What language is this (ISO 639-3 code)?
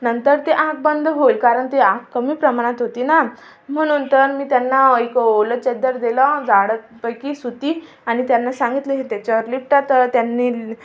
mar